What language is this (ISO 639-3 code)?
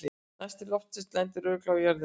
isl